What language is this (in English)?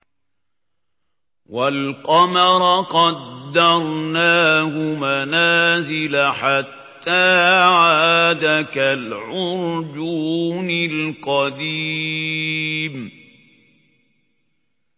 Arabic